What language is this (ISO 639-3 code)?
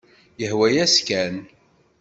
kab